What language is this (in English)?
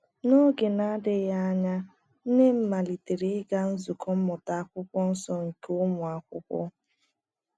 Igbo